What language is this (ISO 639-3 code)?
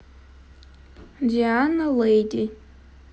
rus